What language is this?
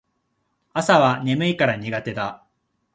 Japanese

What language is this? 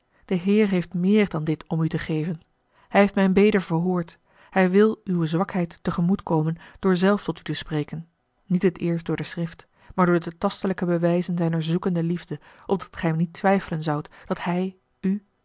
Dutch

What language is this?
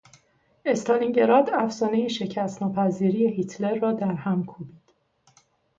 Persian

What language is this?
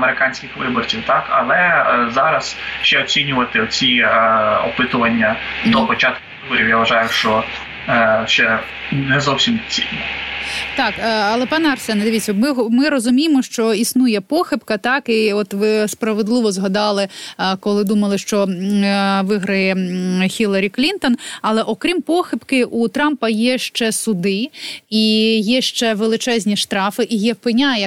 Ukrainian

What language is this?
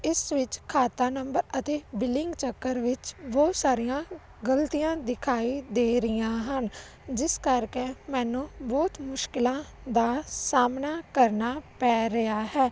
Punjabi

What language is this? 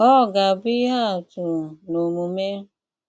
Igbo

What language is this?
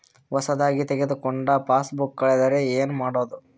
Kannada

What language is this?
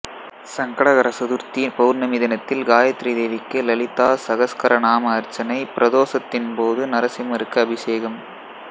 Tamil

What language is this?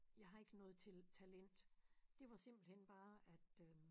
Danish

